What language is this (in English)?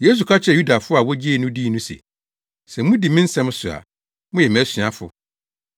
Akan